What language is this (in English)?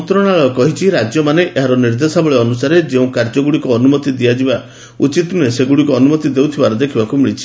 Odia